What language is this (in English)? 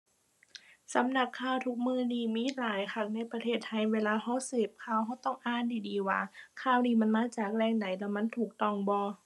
Thai